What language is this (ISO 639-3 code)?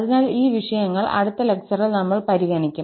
mal